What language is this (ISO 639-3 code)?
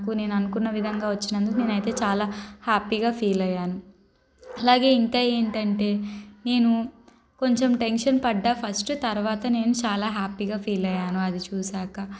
tel